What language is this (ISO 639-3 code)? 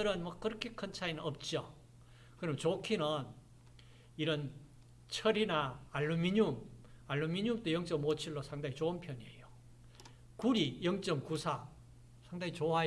kor